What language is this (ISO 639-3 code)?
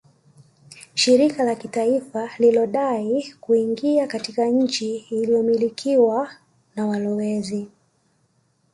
swa